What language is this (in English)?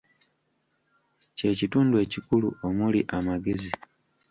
Ganda